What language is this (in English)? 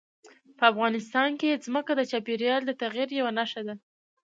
Pashto